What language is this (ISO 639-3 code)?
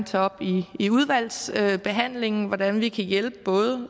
dan